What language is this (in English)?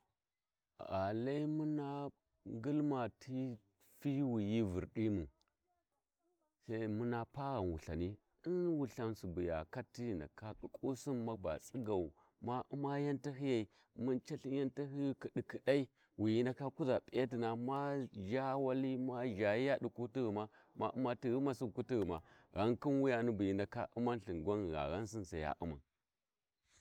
Warji